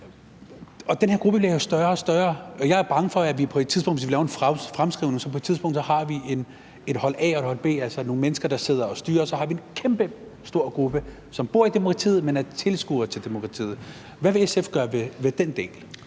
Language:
Danish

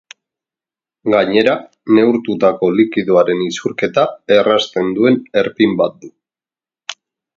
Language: Basque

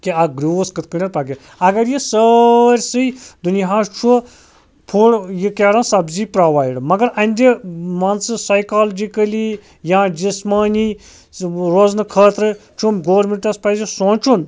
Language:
Kashmiri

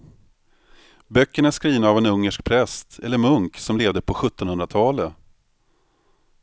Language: Swedish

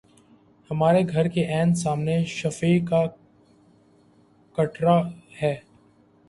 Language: Urdu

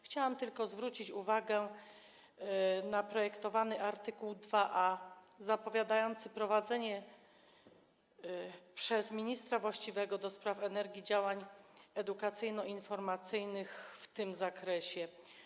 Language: Polish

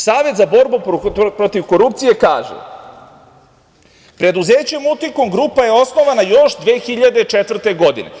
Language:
Serbian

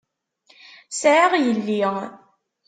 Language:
Kabyle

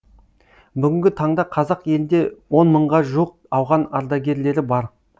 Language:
Kazakh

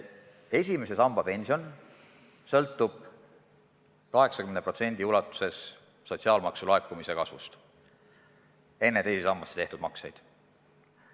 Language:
Estonian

